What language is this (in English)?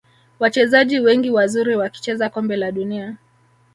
Swahili